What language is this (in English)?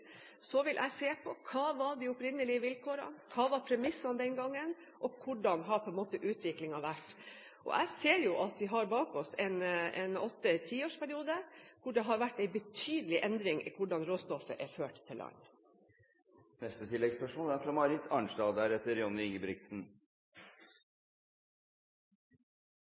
Norwegian